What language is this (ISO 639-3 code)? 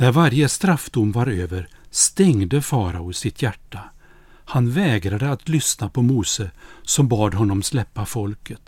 swe